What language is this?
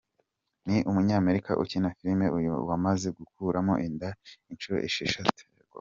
Kinyarwanda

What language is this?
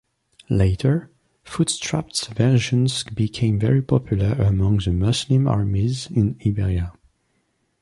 English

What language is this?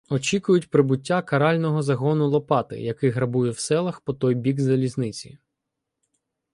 Ukrainian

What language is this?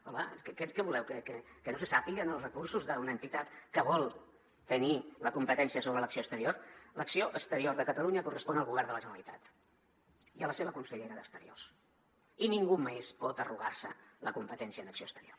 Catalan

